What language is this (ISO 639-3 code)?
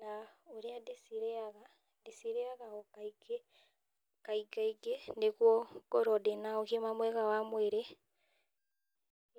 kik